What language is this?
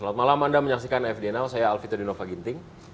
Indonesian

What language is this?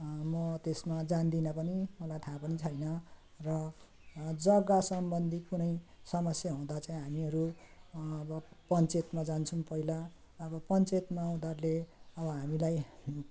Nepali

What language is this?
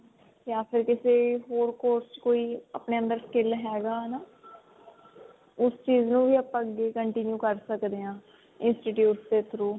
Punjabi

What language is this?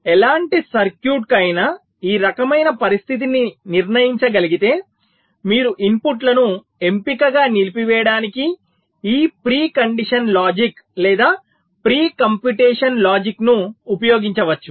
Telugu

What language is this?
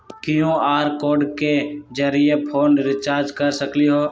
Magahi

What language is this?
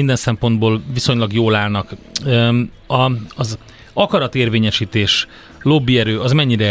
Hungarian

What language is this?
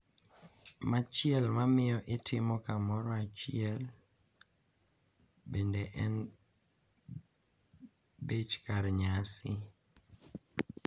Luo (Kenya and Tanzania)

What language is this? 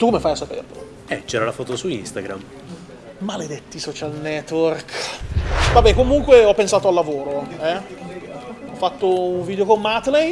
Italian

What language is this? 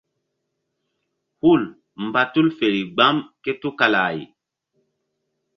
Mbum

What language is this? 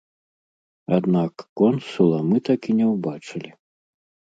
Belarusian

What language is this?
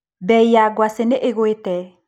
Kikuyu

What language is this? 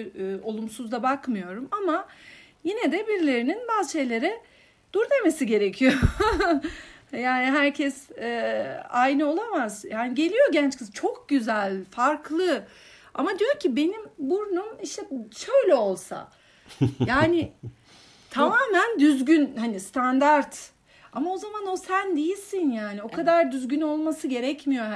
Turkish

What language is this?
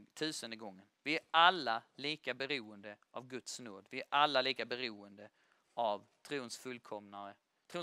Swedish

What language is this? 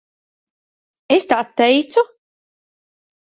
Latvian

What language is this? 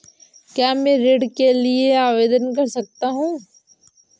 Hindi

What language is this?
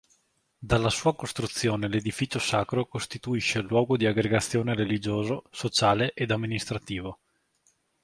Italian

